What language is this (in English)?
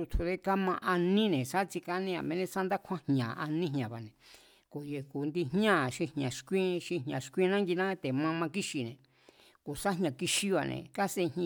Mazatlán Mazatec